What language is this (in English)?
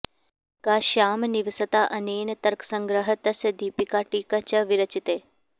Sanskrit